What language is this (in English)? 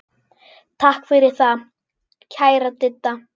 Icelandic